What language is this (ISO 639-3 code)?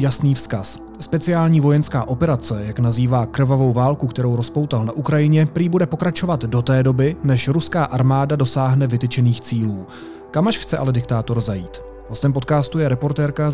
ces